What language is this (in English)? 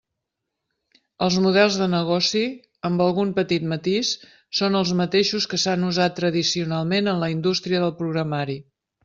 Catalan